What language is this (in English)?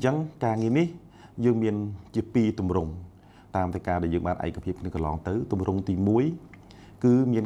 Thai